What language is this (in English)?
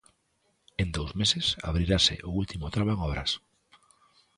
Galician